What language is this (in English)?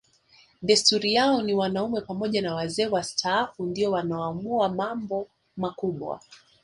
Swahili